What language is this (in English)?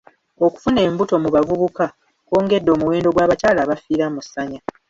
Ganda